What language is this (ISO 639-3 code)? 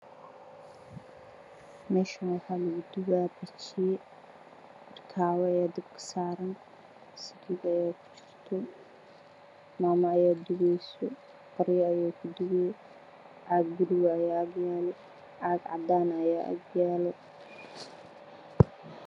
som